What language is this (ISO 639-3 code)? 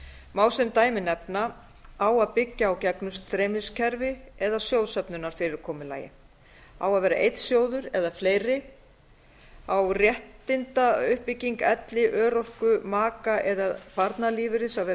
isl